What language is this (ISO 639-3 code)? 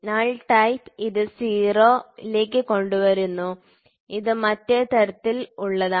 mal